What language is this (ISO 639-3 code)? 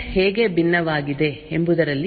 kan